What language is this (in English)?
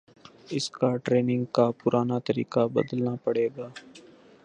Urdu